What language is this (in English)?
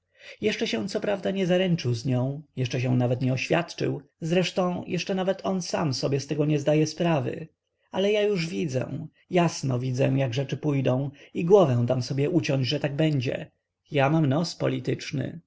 Polish